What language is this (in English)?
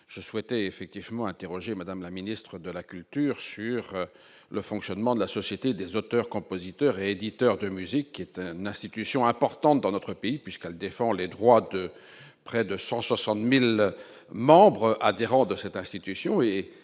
French